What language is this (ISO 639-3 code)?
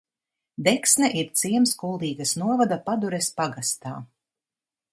lav